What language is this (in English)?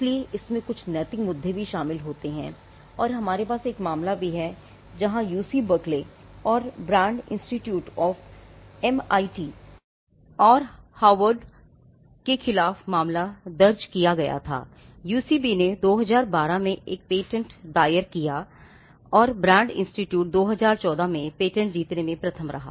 Hindi